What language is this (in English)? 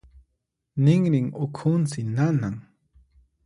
Puno Quechua